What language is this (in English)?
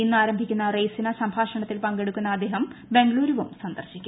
Malayalam